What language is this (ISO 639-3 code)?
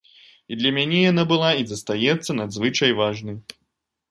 bel